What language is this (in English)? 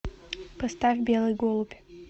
Russian